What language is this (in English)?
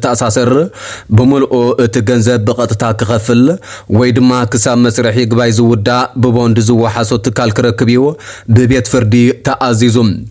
Arabic